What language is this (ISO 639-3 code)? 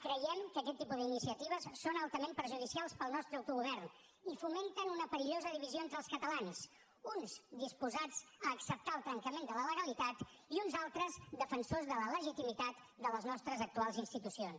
cat